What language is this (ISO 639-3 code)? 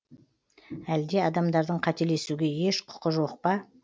kaz